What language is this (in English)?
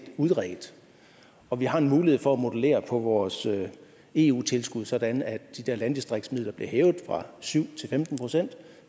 Danish